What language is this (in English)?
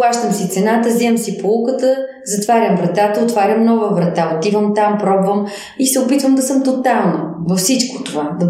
Bulgarian